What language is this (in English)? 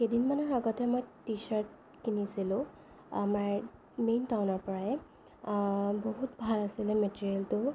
Assamese